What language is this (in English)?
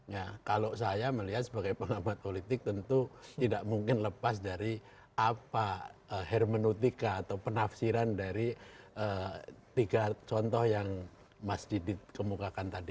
Indonesian